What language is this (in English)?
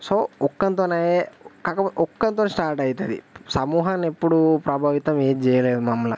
Telugu